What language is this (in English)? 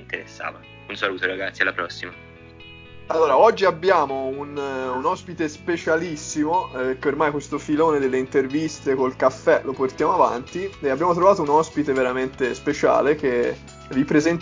Italian